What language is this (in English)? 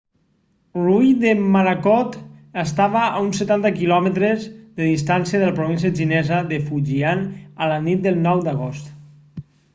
Catalan